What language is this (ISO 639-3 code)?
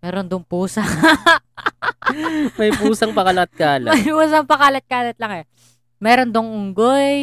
fil